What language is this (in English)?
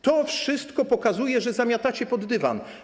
Polish